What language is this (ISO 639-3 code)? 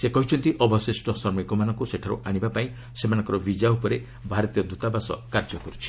ori